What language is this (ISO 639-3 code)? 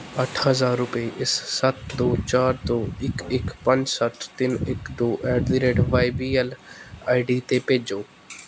pan